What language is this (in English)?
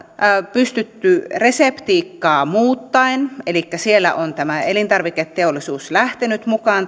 Finnish